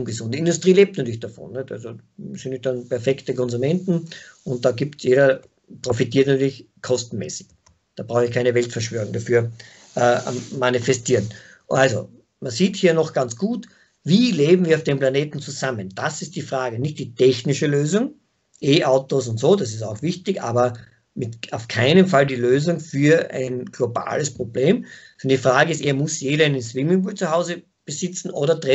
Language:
German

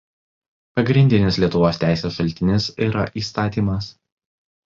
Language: Lithuanian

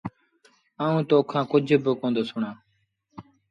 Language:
Sindhi Bhil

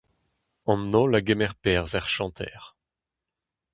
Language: Breton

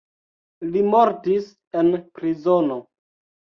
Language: Esperanto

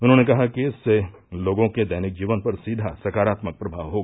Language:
Hindi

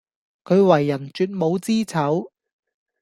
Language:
Cantonese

